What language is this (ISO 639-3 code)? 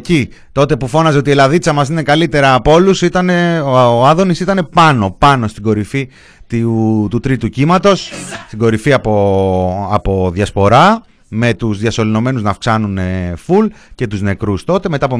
ell